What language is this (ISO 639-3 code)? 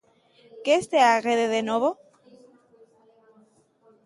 glg